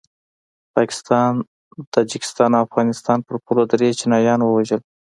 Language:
Pashto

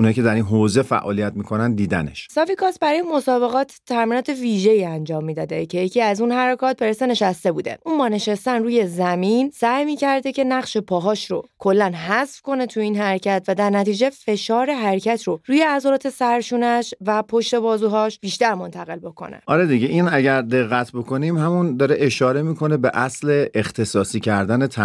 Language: Persian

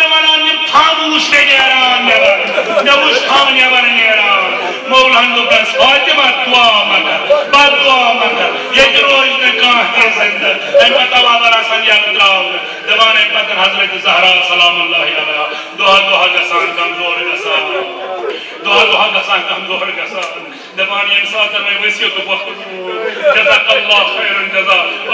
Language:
Arabic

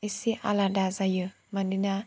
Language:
Bodo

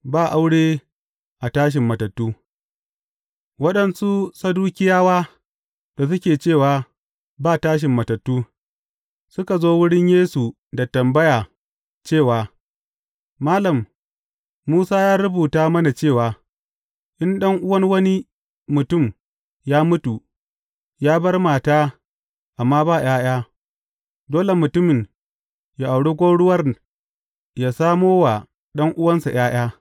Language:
Hausa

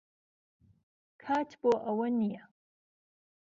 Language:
Central Kurdish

